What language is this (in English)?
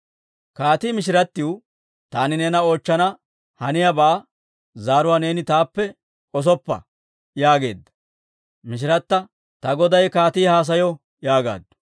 Dawro